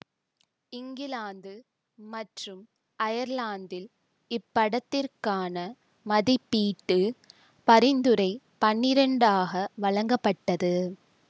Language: Tamil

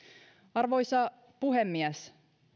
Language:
Finnish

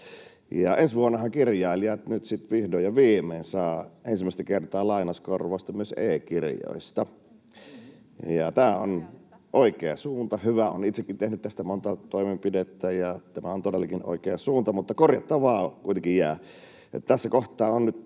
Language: Finnish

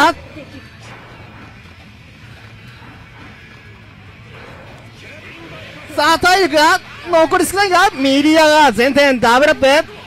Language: Japanese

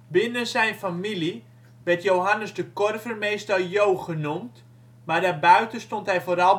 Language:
Dutch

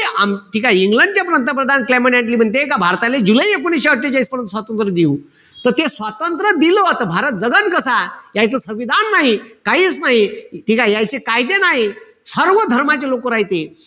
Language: Marathi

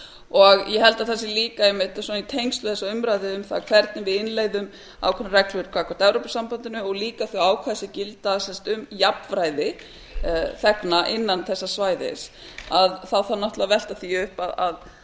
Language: Icelandic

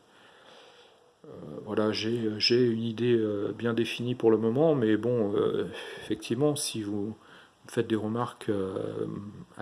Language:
French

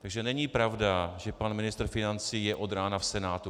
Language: Czech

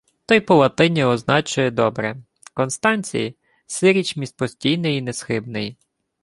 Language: Ukrainian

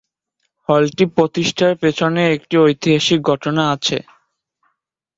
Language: Bangla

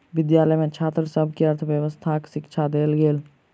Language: Maithili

